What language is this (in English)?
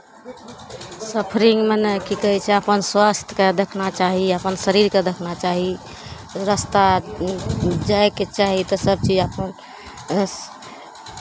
Maithili